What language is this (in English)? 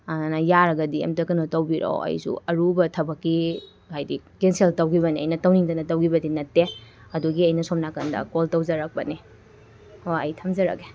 Manipuri